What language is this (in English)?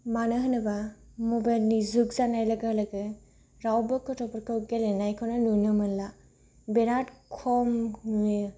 Bodo